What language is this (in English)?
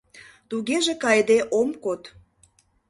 Mari